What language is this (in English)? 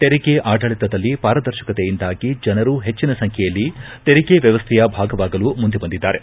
Kannada